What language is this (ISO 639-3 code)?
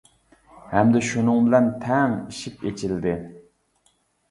uig